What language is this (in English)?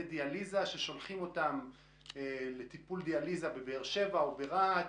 Hebrew